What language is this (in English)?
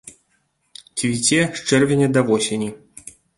Belarusian